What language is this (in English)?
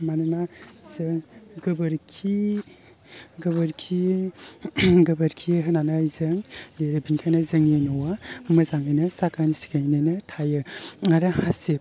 Bodo